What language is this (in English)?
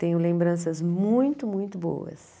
Portuguese